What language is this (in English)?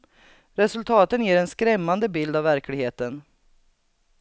Swedish